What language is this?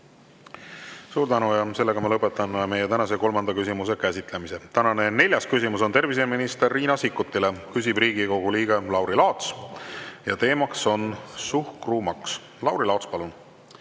Estonian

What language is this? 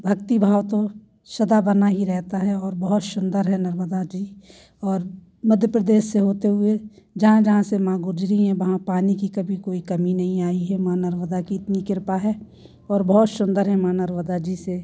Hindi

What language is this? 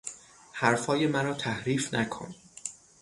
Persian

